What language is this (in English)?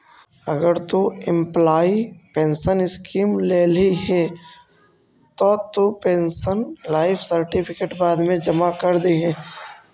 Magahi